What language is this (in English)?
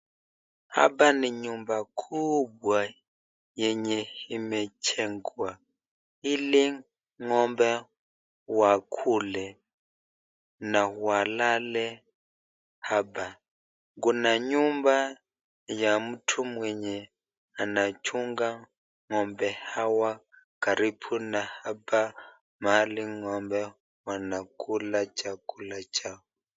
Swahili